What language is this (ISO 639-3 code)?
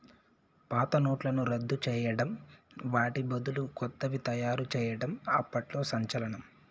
tel